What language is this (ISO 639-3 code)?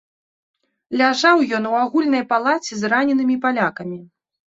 bel